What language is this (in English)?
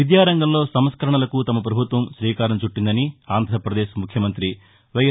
Telugu